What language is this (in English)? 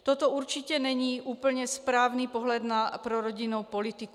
Czech